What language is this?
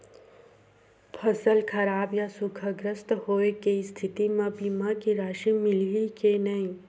Chhattisgarhi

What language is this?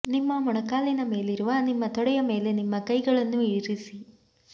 Kannada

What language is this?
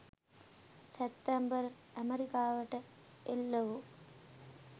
Sinhala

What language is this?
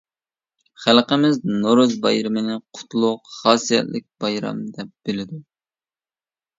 Uyghur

